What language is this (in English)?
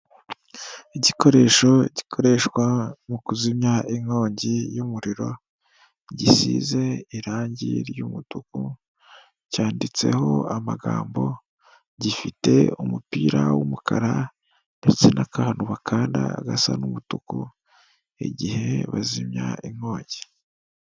Kinyarwanda